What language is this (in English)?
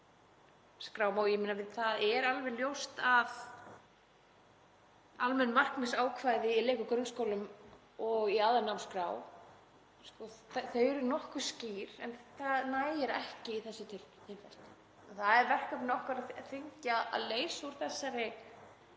Icelandic